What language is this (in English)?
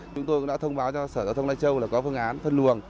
Vietnamese